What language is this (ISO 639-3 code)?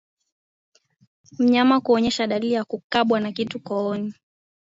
swa